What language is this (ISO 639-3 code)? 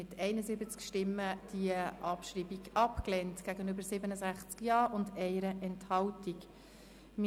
gsw